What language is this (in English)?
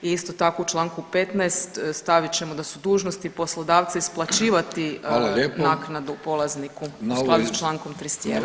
Croatian